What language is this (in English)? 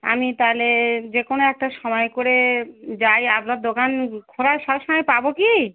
Bangla